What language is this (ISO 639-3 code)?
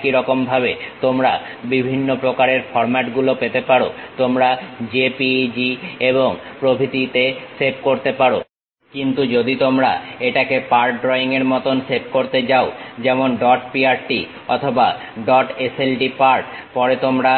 ben